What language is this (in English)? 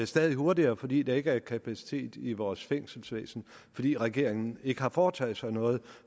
Danish